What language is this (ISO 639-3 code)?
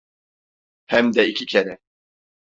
tur